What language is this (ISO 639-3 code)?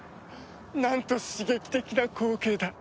jpn